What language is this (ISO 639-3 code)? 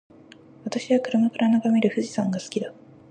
jpn